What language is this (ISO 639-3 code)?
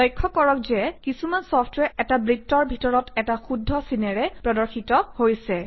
asm